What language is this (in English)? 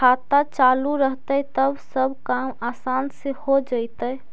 Magahi